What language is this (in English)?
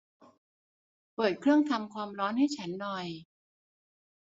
Thai